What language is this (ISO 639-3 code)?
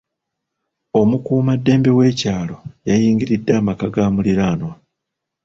lug